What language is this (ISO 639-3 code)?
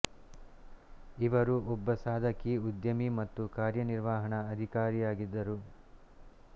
kan